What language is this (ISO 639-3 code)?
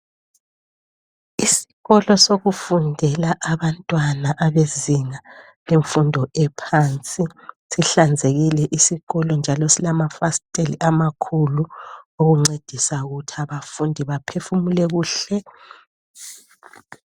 nde